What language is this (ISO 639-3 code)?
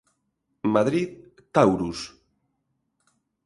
glg